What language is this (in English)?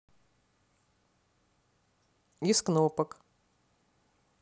Russian